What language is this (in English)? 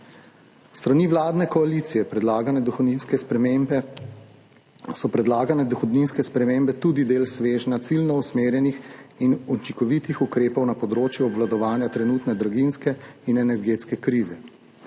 Slovenian